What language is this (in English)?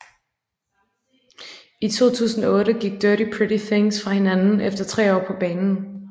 Danish